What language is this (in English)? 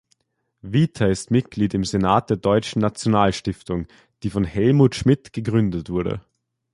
German